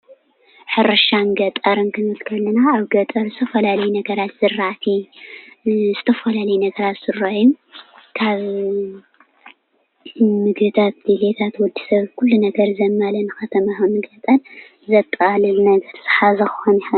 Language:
Tigrinya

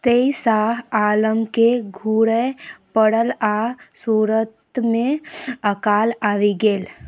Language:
Maithili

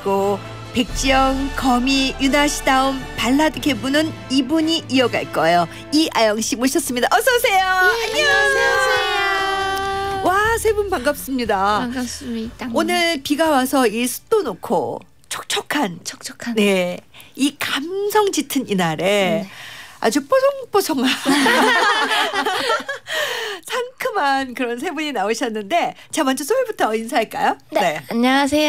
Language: Korean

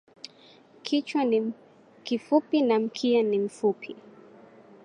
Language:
Swahili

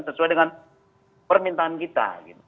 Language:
Indonesian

